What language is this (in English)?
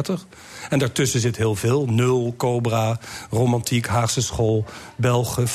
Dutch